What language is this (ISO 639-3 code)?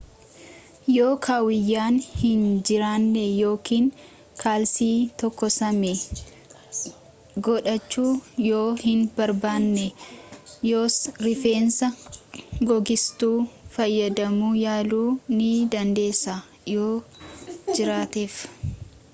orm